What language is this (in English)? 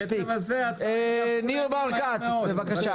Hebrew